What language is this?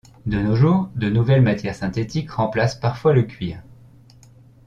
French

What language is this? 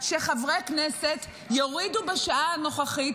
Hebrew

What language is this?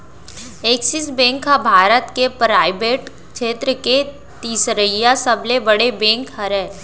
Chhattisgarhi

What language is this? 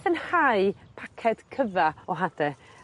Welsh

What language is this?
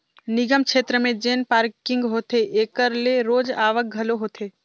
Chhattisgarhi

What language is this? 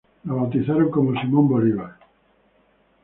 Spanish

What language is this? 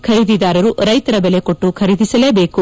Kannada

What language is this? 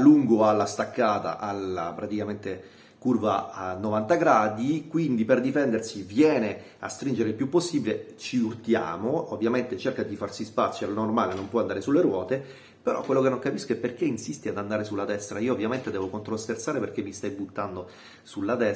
Italian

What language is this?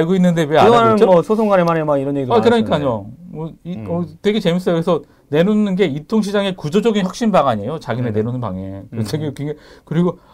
Korean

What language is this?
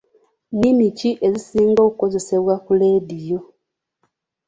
Ganda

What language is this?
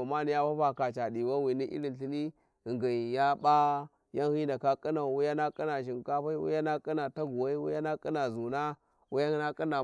Warji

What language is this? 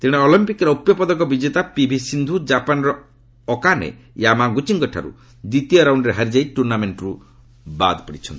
Odia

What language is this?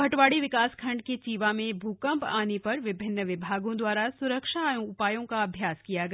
Hindi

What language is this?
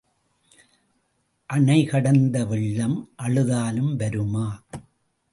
Tamil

